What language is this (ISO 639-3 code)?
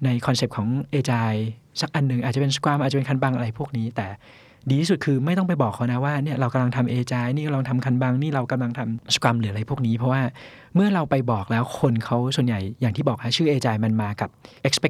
tha